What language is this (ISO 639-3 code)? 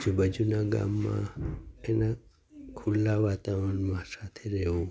guj